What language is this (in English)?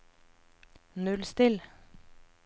Norwegian